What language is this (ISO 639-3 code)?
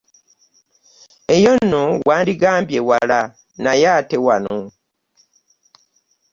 lug